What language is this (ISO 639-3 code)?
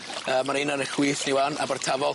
cym